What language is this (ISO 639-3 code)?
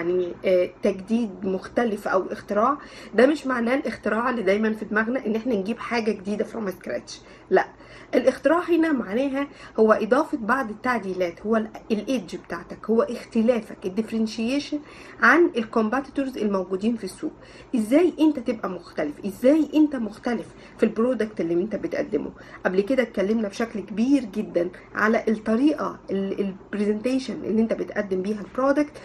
ara